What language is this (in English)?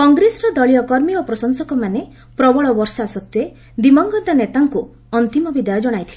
Odia